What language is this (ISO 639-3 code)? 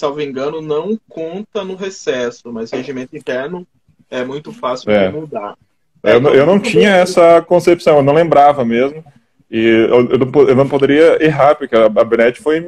por